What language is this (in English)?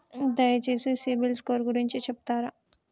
Telugu